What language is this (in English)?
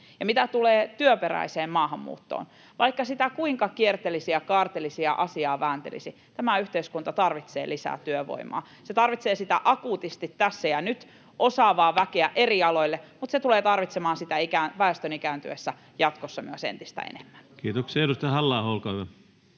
Finnish